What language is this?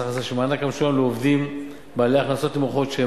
Hebrew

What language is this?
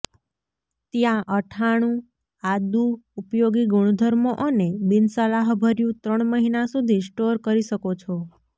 Gujarati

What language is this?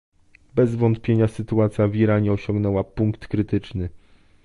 Polish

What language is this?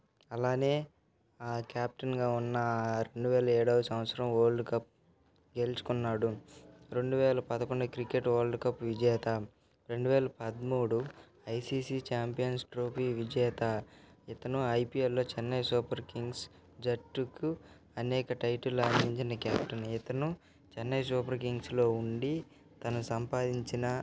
Telugu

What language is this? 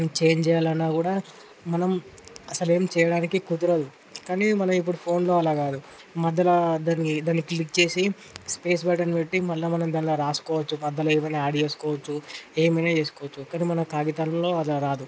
Telugu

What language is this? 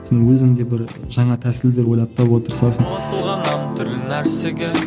Kazakh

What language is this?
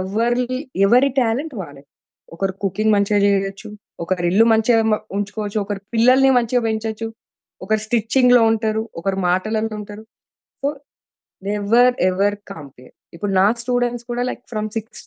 Telugu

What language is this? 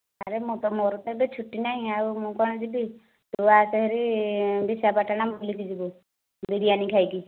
Odia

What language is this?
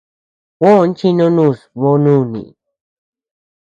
Tepeuxila Cuicatec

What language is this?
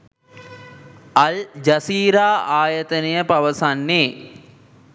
Sinhala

